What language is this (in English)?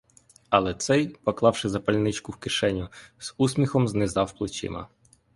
Ukrainian